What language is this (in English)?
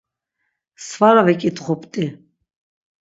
Laz